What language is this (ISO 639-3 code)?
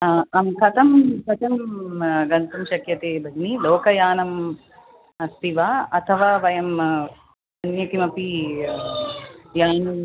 san